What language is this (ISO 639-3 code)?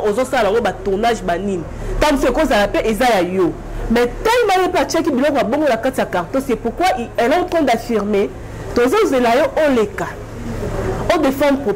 fra